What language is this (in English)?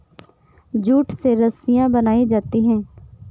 Hindi